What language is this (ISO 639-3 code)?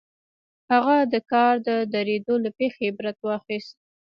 pus